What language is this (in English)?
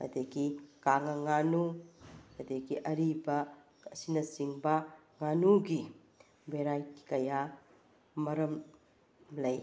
Manipuri